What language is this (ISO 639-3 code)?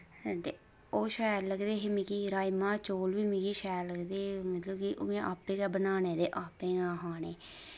doi